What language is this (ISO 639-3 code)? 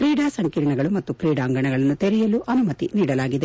kan